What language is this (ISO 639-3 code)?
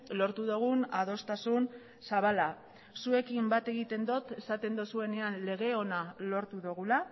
eus